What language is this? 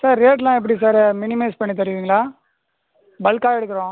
Tamil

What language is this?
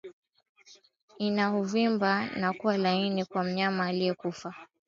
Swahili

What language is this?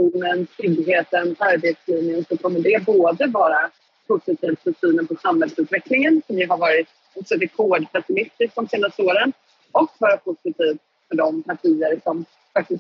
Swedish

